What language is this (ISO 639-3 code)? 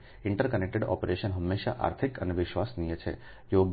guj